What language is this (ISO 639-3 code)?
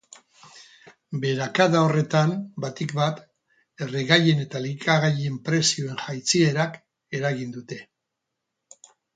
eus